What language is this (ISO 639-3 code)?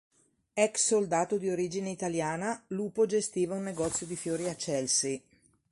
ita